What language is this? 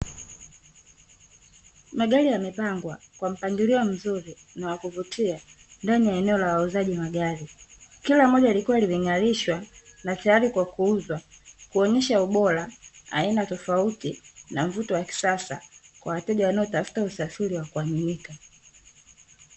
Swahili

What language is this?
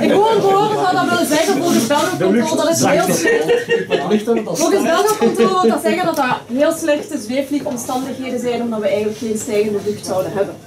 Dutch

